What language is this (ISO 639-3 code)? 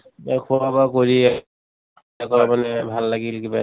asm